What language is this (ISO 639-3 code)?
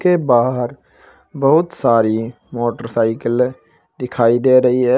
hin